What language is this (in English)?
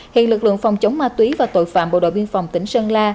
Vietnamese